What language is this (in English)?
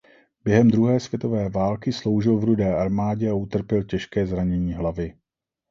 Czech